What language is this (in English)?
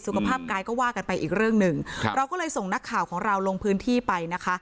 Thai